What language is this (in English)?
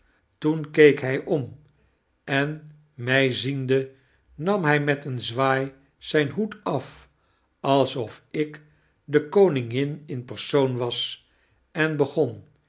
Dutch